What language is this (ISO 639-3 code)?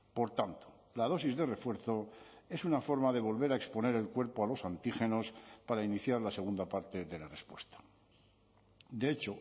spa